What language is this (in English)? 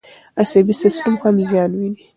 Pashto